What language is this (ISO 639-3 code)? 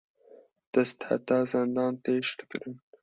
kur